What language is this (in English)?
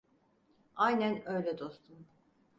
Turkish